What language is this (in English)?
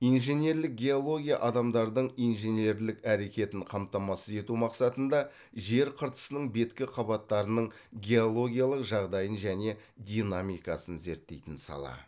Kazakh